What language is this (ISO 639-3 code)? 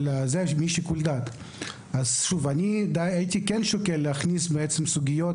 heb